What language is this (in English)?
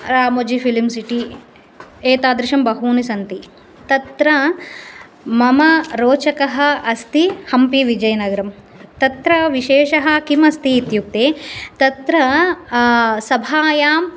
Sanskrit